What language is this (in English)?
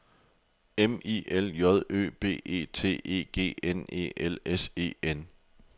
Danish